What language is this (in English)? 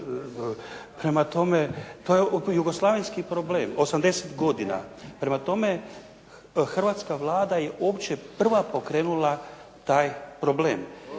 Croatian